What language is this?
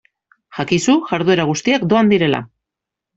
Basque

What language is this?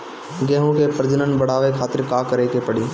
Bhojpuri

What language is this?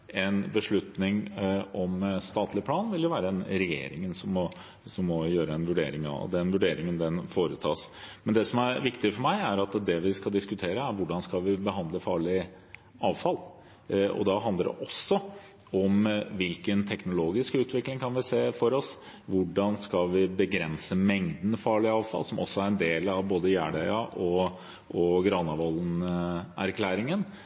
Norwegian Bokmål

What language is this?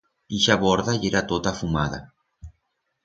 Aragonese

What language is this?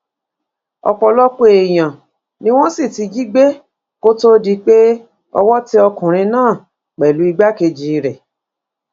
Yoruba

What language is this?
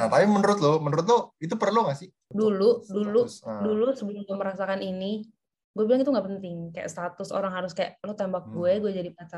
Indonesian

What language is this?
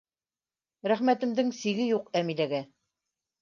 Bashkir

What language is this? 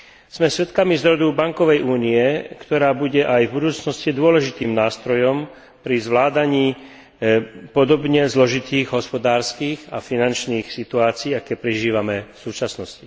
Slovak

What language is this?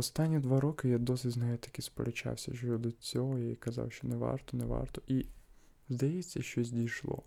Ukrainian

